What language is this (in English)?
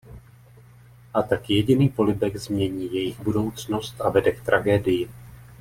Czech